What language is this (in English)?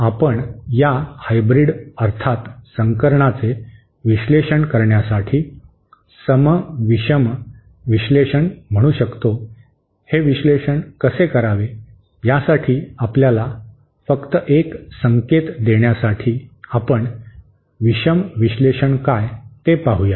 Marathi